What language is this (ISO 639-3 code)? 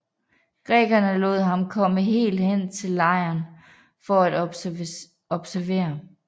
dan